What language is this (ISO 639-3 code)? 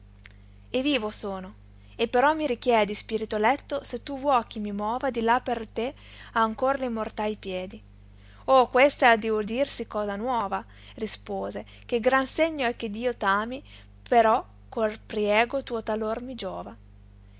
ita